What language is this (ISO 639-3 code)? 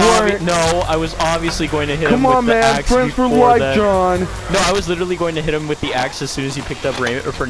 eng